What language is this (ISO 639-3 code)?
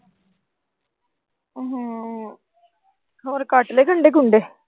pan